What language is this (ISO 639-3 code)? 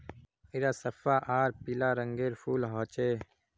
mag